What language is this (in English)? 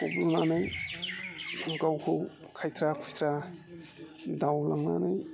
Bodo